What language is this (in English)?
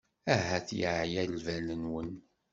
Kabyle